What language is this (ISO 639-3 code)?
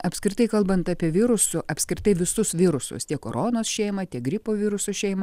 lit